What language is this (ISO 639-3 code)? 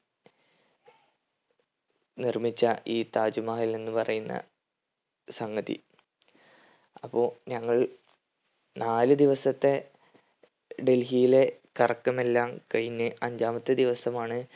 mal